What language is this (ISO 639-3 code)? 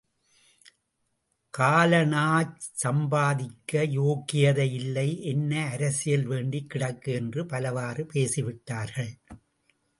tam